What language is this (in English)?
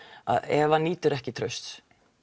Icelandic